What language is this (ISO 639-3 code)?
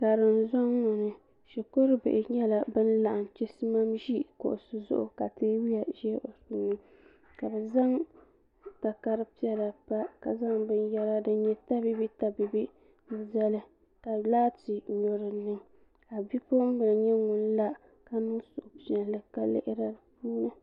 dag